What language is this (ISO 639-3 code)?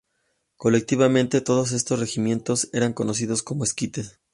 spa